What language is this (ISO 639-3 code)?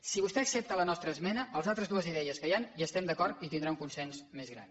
cat